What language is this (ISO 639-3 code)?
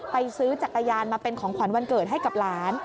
tha